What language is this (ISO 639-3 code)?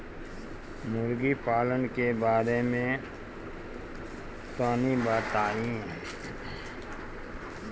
bho